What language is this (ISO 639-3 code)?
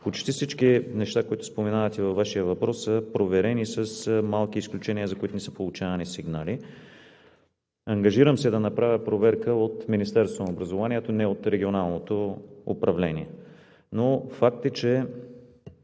bul